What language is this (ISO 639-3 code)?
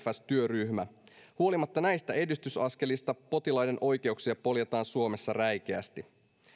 fin